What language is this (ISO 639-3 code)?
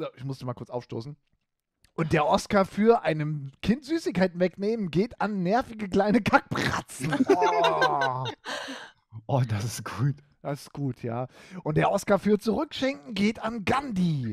deu